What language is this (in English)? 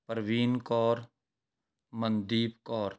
Punjabi